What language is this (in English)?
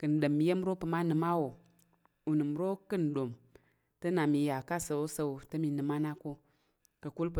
Tarok